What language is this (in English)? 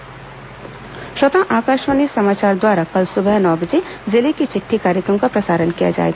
Hindi